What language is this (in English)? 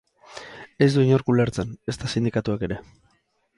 Basque